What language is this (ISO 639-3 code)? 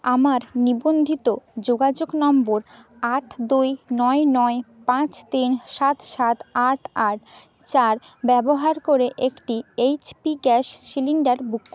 ben